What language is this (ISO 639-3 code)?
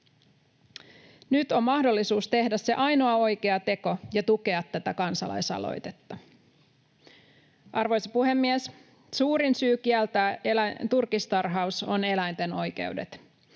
fin